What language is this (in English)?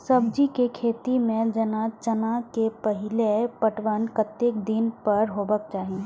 Maithili